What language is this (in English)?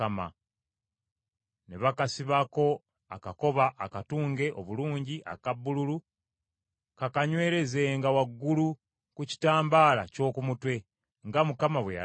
Ganda